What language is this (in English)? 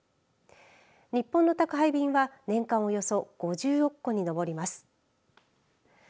Japanese